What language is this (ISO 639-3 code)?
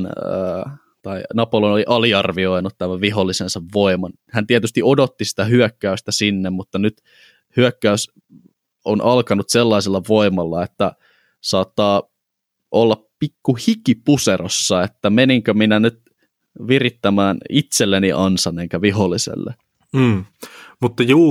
fin